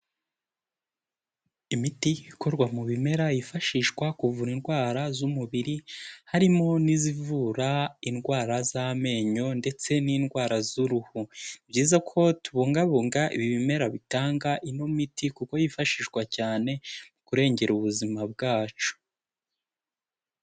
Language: Kinyarwanda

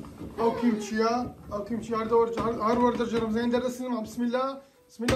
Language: Arabic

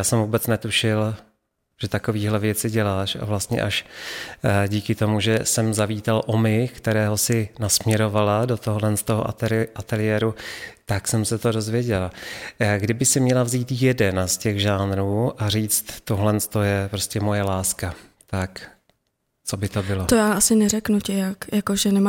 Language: Czech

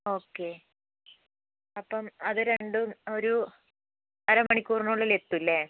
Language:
Malayalam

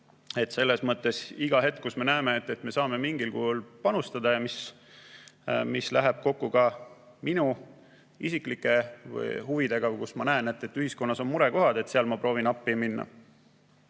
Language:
Estonian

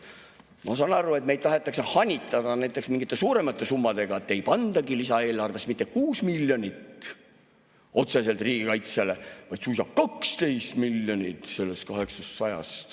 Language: Estonian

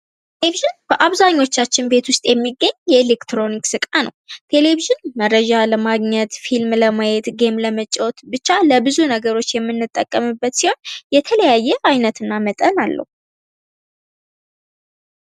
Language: Amharic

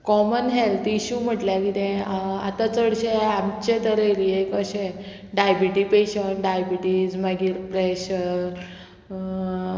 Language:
Konkani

